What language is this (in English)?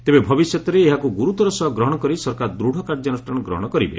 Odia